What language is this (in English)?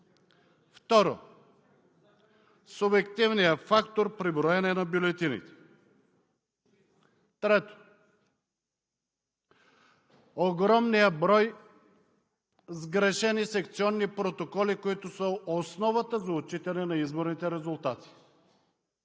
Bulgarian